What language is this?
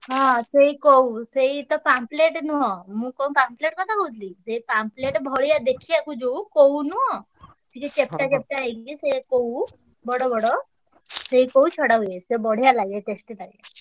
Odia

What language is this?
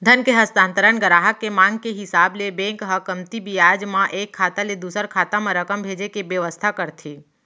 Chhattisgarhi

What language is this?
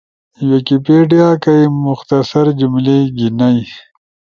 Ushojo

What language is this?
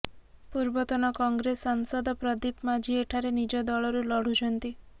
Odia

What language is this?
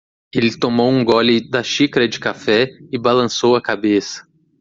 Portuguese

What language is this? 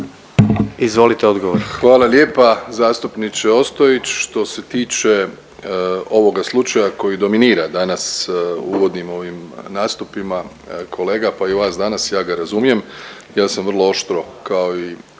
Croatian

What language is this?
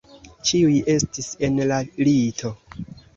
Esperanto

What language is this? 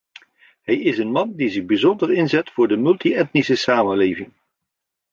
Dutch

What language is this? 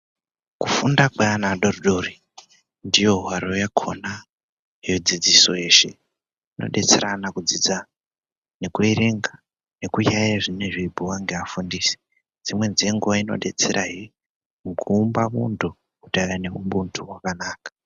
Ndau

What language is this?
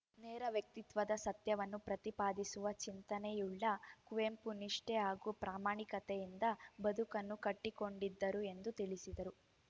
Kannada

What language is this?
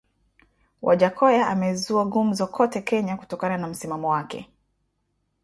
Swahili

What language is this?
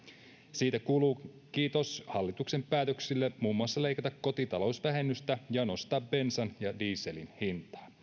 Finnish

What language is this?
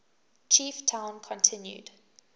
English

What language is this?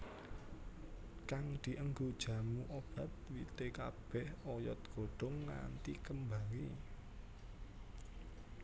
Javanese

